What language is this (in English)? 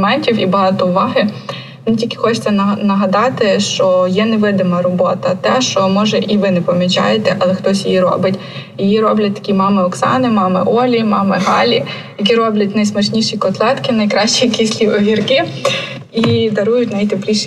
Ukrainian